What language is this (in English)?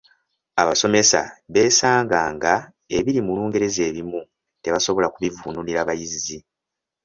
Ganda